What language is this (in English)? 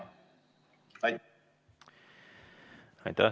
Estonian